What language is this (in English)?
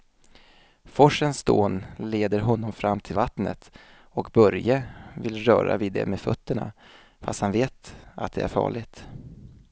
Swedish